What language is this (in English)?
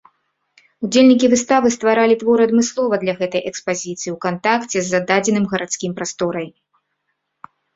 Belarusian